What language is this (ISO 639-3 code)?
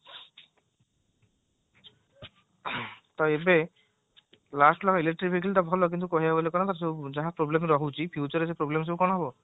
ori